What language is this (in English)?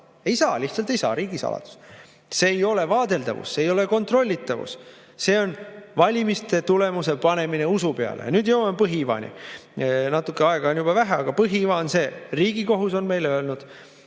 Estonian